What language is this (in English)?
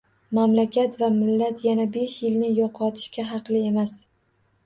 Uzbek